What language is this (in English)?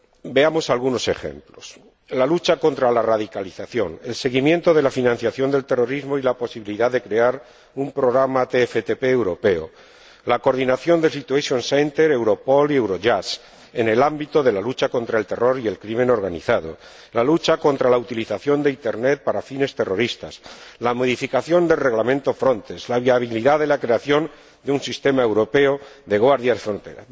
Spanish